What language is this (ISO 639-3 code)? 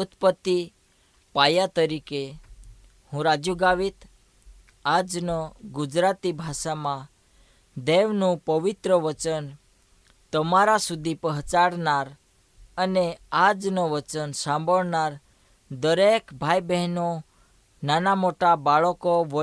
hin